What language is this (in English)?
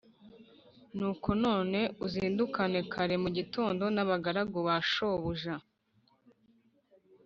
Kinyarwanda